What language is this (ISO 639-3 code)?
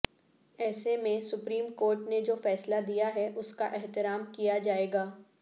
urd